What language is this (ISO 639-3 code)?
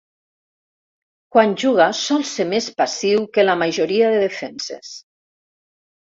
cat